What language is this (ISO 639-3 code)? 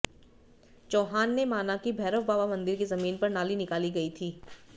hin